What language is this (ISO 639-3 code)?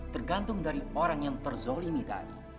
ind